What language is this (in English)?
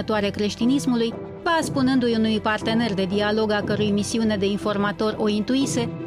Romanian